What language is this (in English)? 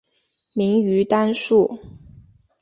Chinese